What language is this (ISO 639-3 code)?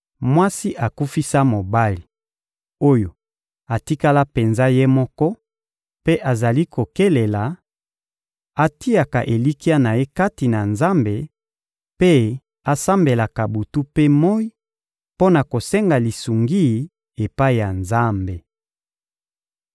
lin